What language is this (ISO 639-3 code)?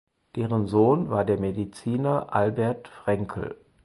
deu